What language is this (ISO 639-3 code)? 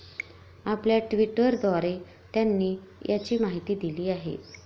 mar